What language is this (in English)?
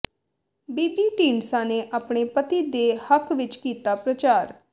Punjabi